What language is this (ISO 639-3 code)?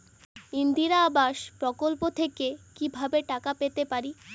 ben